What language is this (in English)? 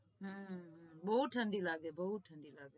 Gujarati